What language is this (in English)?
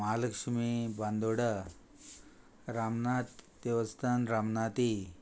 Konkani